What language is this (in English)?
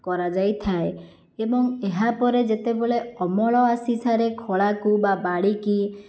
Odia